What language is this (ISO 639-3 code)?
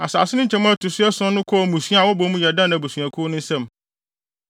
aka